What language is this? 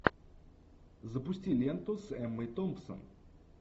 Russian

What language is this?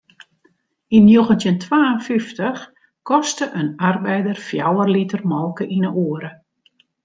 Western Frisian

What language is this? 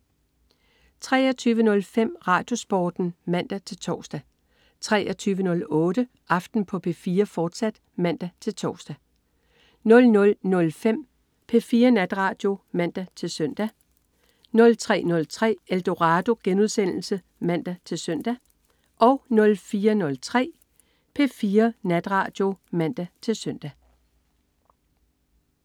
Danish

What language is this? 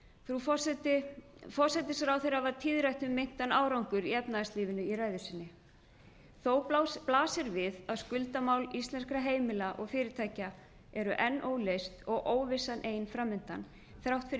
Icelandic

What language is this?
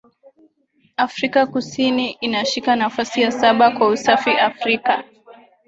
Swahili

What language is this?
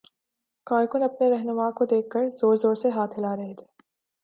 Urdu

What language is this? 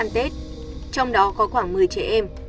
Vietnamese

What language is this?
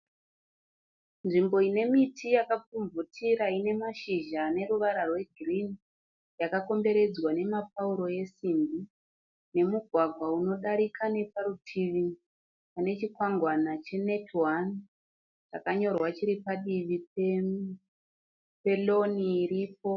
Shona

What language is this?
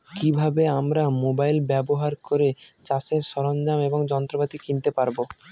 Bangla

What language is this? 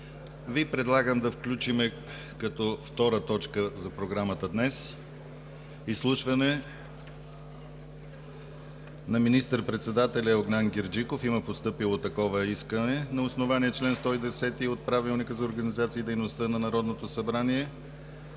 Bulgarian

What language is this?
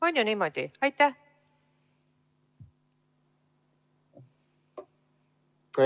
Estonian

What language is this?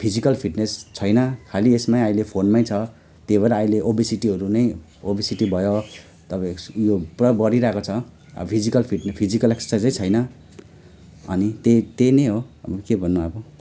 Nepali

